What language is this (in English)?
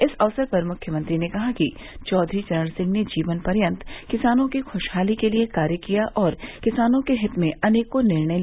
Hindi